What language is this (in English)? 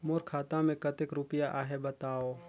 Chhattisgarhi